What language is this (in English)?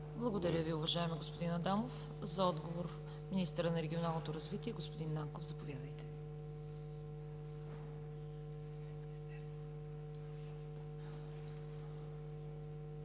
Bulgarian